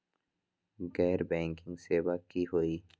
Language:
Magahi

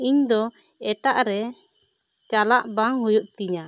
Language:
Santali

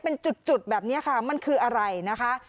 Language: Thai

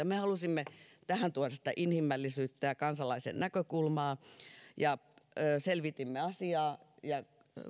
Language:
Finnish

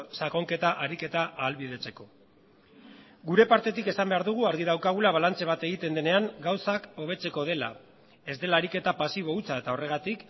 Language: Basque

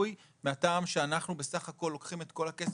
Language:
Hebrew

